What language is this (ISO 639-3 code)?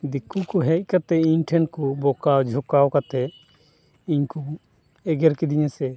sat